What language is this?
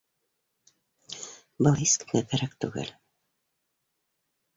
Bashkir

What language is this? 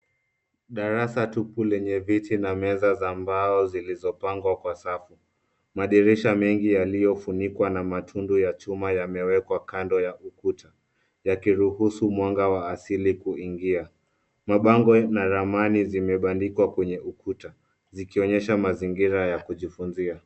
Swahili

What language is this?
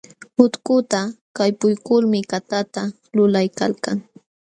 Jauja Wanca Quechua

